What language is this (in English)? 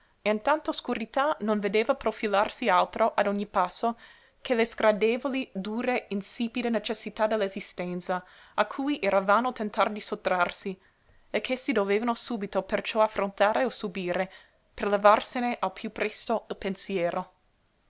Italian